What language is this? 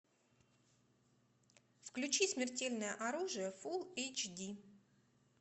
Russian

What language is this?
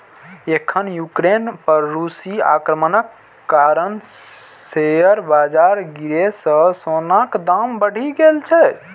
Maithili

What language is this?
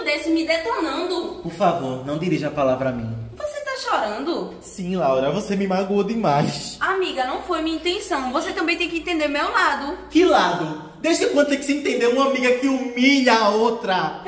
Portuguese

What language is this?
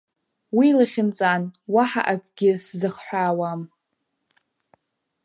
Abkhazian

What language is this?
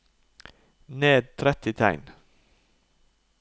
Norwegian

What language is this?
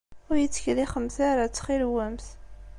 Kabyle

